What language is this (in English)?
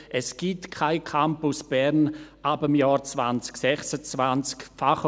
Swiss German